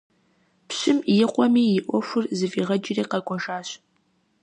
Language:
Kabardian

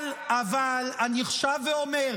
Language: Hebrew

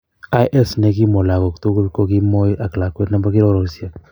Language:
Kalenjin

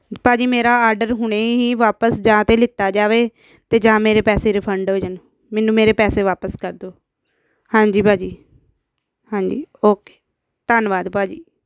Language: Punjabi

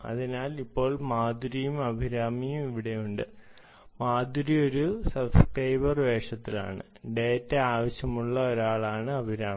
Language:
Malayalam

